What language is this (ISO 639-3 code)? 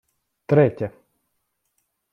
ukr